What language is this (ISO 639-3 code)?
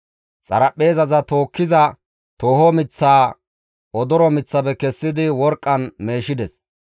gmv